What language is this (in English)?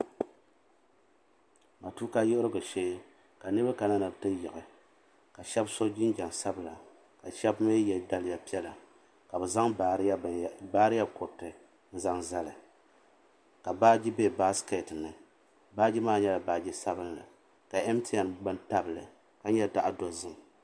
Dagbani